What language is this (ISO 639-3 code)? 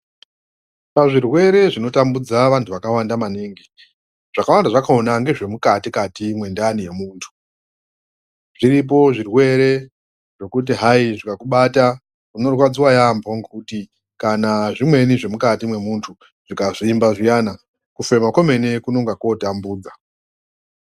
ndc